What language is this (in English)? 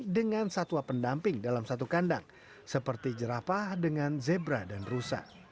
Indonesian